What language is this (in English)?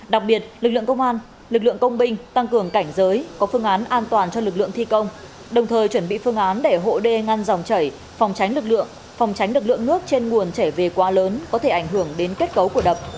Vietnamese